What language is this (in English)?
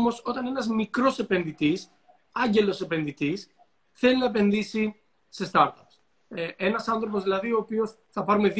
Greek